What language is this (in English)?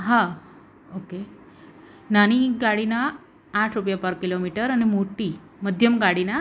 Gujarati